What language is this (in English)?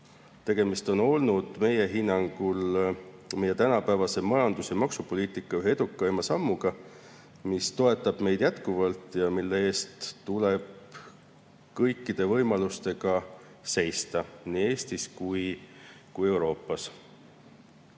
Estonian